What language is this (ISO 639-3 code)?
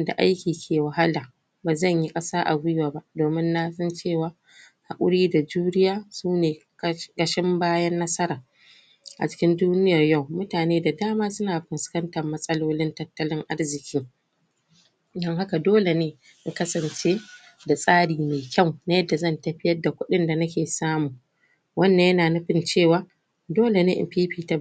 hau